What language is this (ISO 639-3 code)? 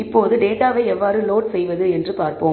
tam